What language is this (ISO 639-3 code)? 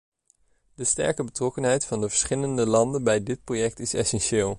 nld